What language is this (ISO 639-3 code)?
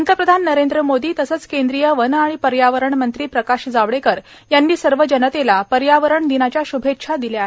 mar